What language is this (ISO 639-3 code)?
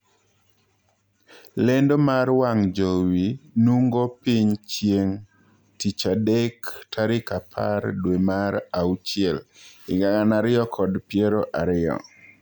luo